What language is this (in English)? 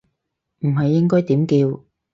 Cantonese